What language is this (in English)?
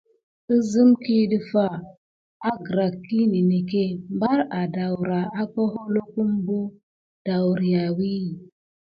Gidar